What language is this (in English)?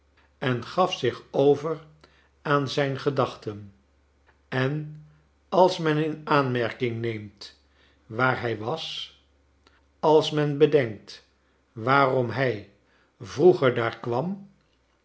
Dutch